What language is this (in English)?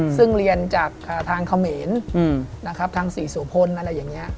Thai